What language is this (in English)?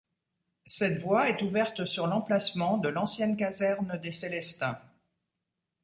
French